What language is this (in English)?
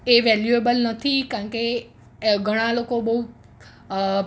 Gujarati